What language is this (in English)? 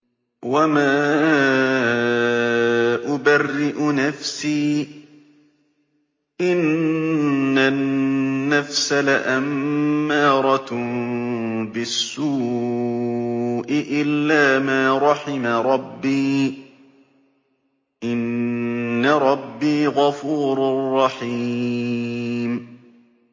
Arabic